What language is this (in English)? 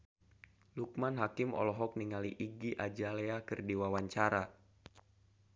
Sundanese